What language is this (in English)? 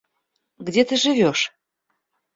Russian